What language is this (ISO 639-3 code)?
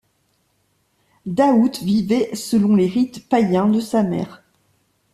fra